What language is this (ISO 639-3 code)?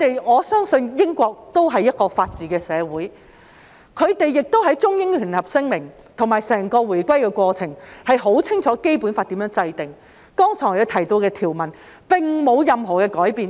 yue